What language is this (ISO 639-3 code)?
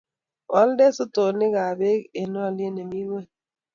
kln